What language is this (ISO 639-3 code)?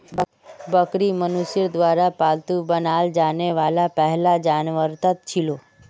mag